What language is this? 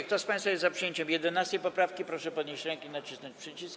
Polish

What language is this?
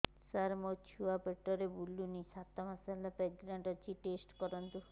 Odia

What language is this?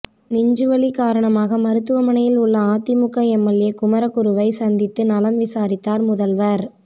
Tamil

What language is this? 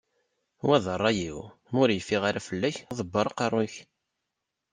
Kabyle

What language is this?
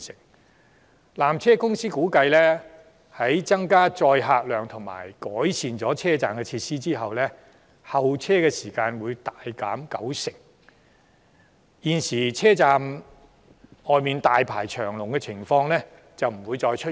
Cantonese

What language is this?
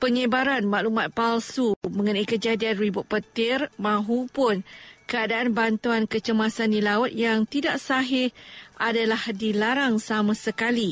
Malay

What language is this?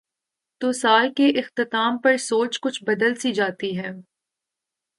Urdu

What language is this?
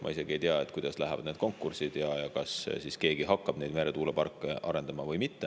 Estonian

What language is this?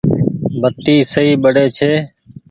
Goaria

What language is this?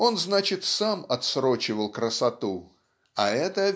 Russian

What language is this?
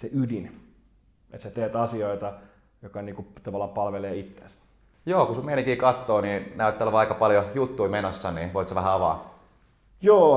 Finnish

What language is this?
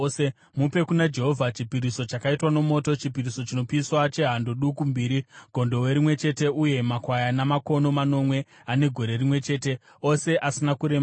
Shona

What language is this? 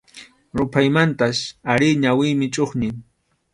Arequipa-La Unión Quechua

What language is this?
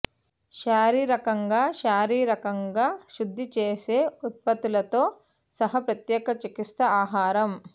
Telugu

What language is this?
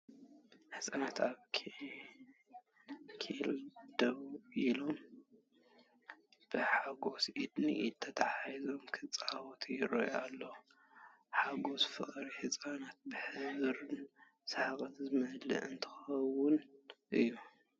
Tigrinya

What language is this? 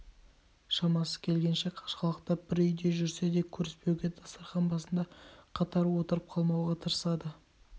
Kazakh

